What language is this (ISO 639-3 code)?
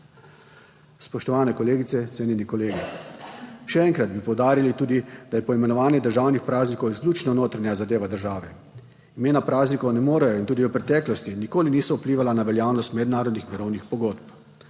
slv